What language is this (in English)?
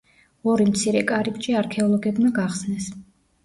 Georgian